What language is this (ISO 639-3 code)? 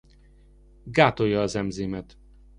hun